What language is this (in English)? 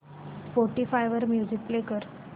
Marathi